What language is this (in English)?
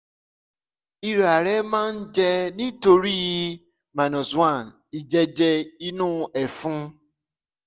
Yoruba